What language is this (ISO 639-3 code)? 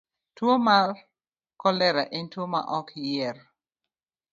luo